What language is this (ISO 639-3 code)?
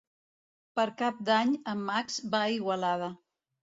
cat